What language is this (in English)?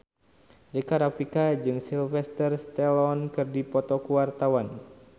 Sundanese